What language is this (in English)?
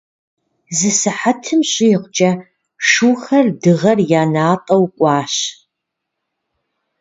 Kabardian